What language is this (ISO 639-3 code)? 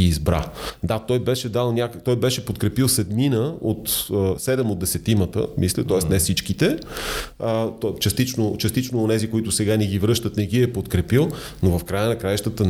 bul